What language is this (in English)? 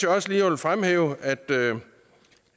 Danish